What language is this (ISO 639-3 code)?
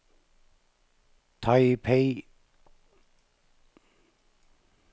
nor